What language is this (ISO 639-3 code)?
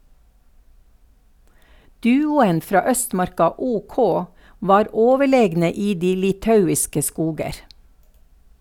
nor